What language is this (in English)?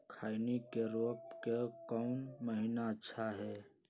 Magahi